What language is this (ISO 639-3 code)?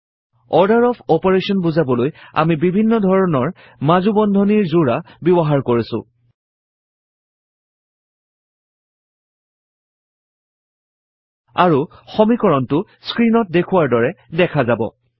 asm